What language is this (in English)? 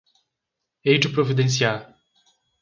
Portuguese